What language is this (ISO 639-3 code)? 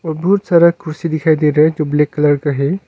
hin